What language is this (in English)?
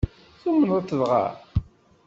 Kabyle